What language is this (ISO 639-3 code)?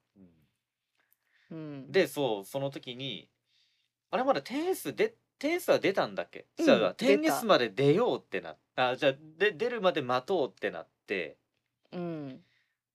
jpn